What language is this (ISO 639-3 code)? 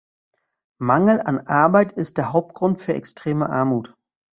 deu